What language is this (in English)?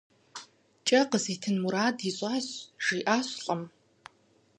Kabardian